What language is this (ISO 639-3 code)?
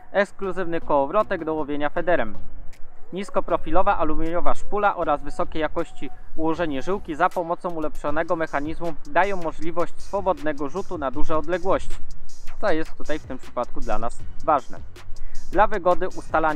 pol